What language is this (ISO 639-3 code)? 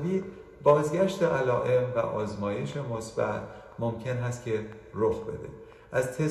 fas